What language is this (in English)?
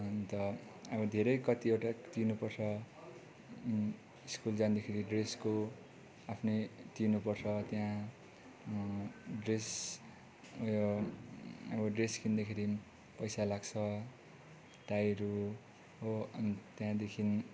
Nepali